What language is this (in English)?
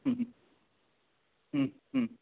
Sanskrit